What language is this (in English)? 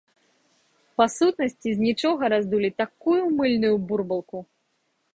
Belarusian